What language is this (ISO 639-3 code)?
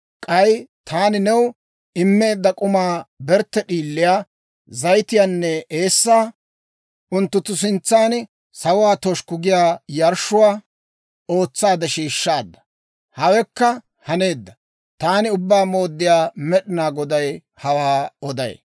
dwr